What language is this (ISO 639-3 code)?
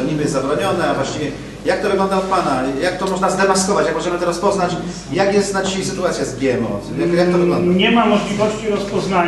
pol